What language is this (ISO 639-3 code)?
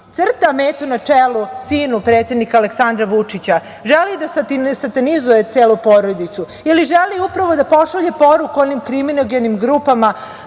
srp